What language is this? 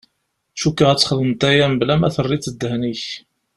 Kabyle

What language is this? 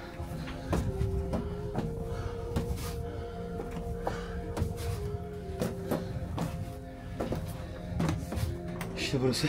Turkish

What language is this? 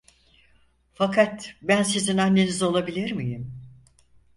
Turkish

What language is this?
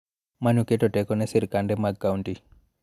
Luo (Kenya and Tanzania)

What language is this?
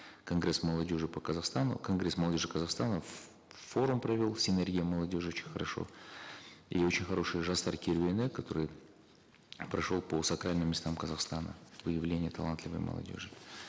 Kazakh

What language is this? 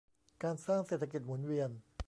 Thai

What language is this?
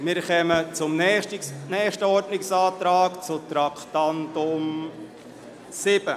Swiss German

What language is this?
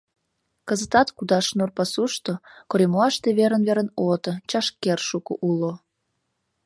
Mari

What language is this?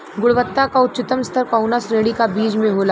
Bhojpuri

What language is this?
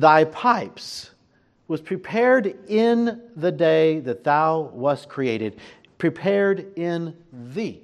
English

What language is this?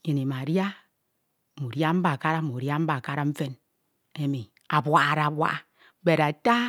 Ito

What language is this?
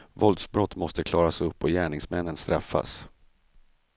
Swedish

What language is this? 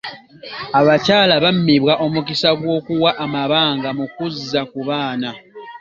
Ganda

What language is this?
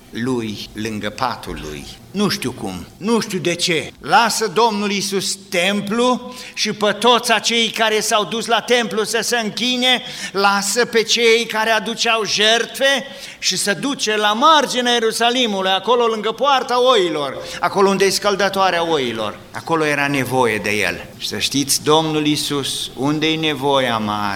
Romanian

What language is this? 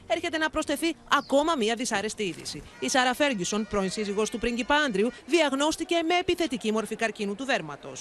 Greek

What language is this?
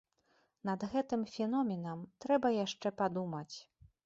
Belarusian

